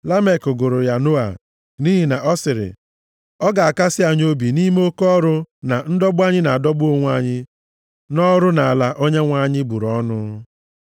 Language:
Igbo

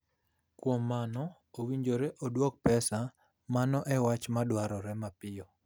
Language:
Luo (Kenya and Tanzania)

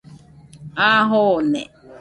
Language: Nüpode Huitoto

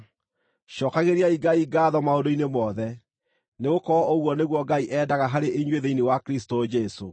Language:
Kikuyu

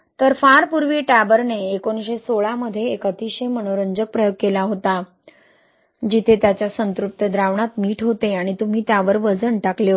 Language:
Marathi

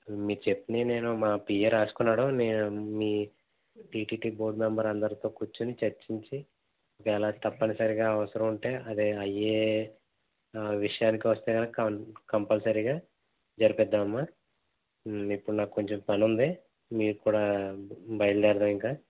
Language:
Telugu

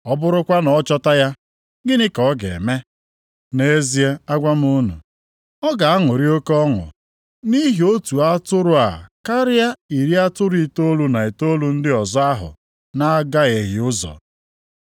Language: Igbo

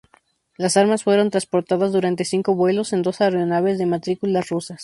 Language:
Spanish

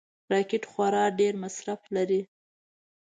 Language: Pashto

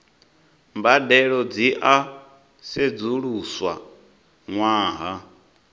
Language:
Venda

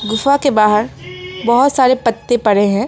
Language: Hindi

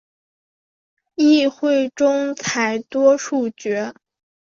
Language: Chinese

